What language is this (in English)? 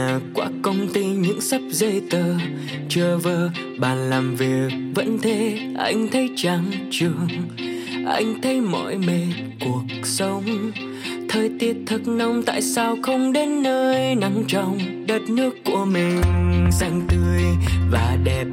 Vietnamese